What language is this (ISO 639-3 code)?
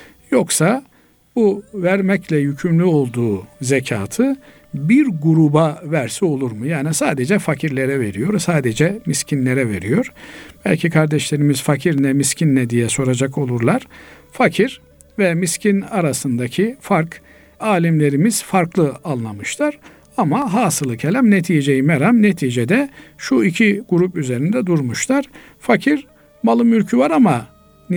tur